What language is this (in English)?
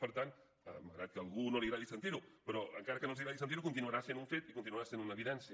Catalan